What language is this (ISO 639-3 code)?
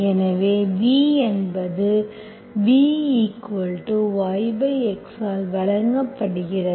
tam